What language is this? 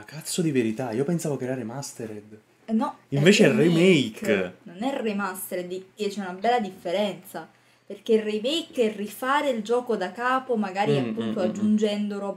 Italian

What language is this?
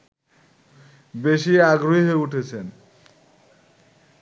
Bangla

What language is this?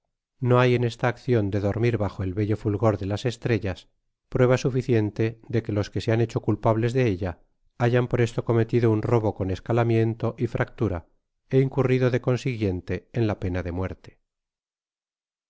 Spanish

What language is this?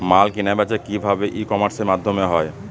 Bangla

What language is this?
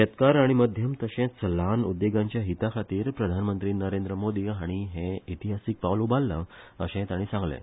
Konkani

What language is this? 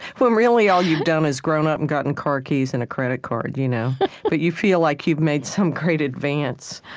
English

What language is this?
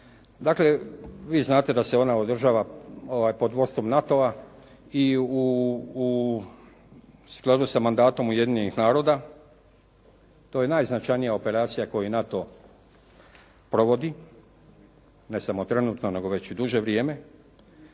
Croatian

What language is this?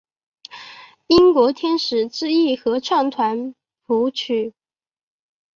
Chinese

